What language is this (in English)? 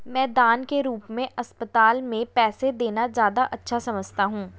Hindi